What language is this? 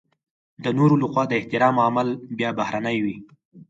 Pashto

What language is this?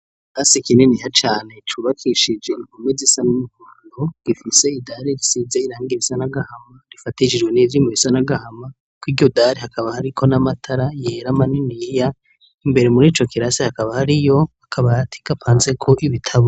Rundi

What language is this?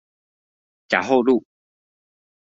Chinese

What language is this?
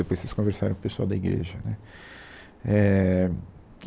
Portuguese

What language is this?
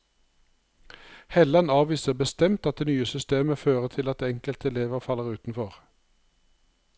Norwegian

